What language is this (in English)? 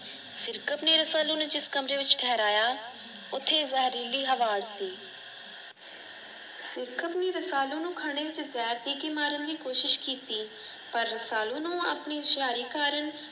Punjabi